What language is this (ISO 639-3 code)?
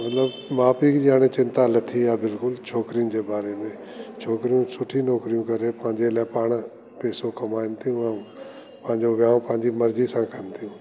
snd